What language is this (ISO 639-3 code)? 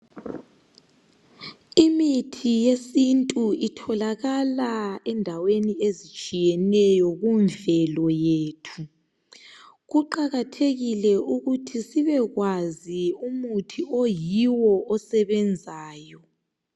nde